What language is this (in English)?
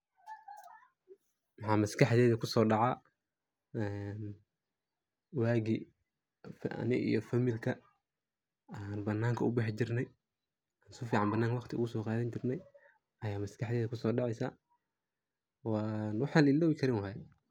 Somali